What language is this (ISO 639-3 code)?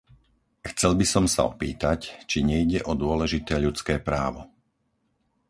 slk